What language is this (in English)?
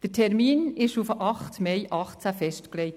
Swiss German